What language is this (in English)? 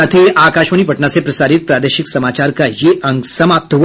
Hindi